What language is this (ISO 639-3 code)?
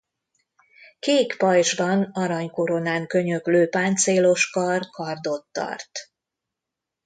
hun